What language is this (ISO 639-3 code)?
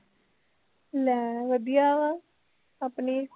pan